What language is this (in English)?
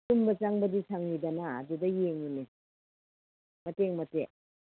Manipuri